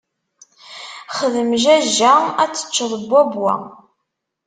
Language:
Kabyle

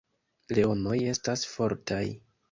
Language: Esperanto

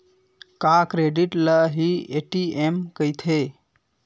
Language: Chhattisgarhi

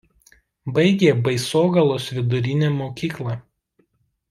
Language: Lithuanian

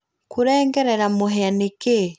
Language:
Kikuyu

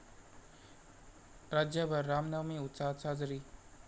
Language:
Marathi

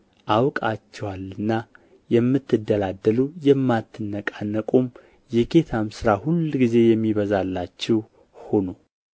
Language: Amharic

